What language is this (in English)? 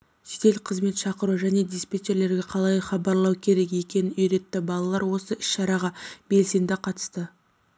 Kazakh